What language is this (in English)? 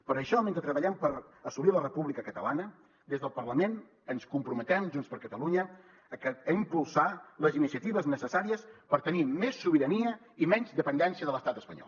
Catalan